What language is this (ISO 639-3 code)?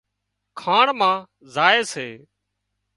kxp